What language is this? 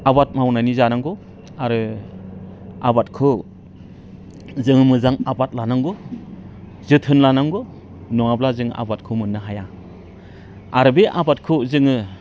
Bodo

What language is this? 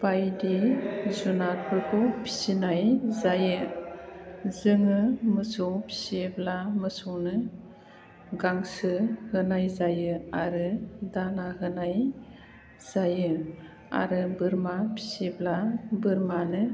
Bodo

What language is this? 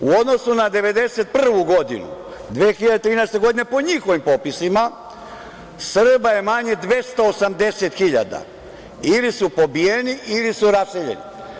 Serbian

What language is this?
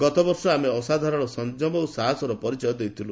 Odia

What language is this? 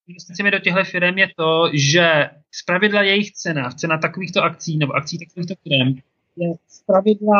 Czech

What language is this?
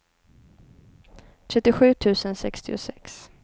Swedish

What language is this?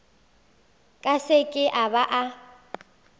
Northern Sotho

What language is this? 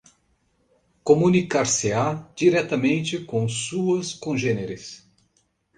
Portuguese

